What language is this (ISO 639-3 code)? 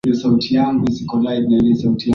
swa